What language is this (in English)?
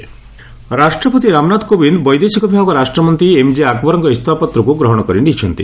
Odia